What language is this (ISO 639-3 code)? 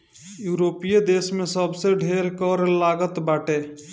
bho